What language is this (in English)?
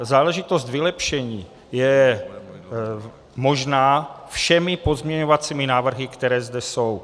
Czech